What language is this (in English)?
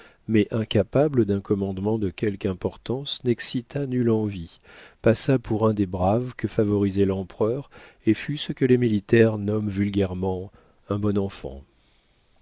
French